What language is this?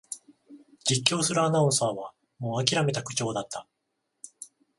Japanese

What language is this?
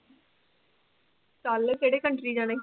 Punjabi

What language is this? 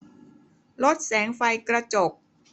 Thai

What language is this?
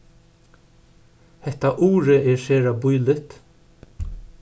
Faroese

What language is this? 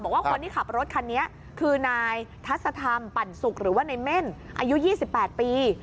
Thai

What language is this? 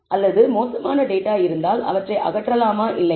Tamil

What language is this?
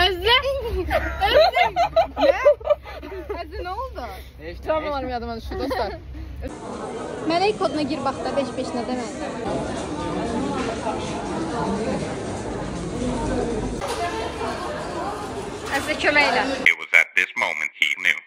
Turkish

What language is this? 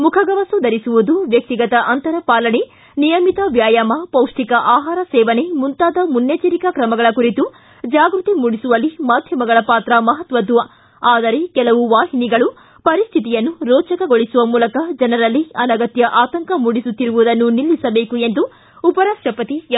Kannada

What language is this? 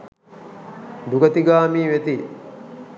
Sinhala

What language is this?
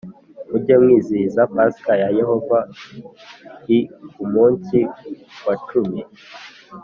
Kinyarwanda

